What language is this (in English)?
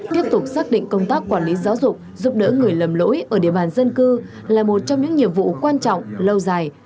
Vietnamese